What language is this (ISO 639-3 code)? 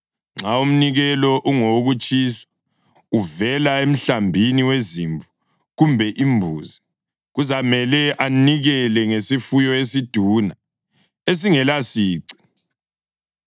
nde